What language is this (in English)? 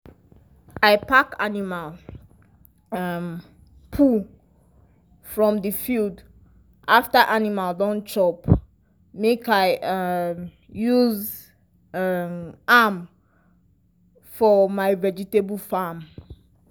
Nigerian Pidgin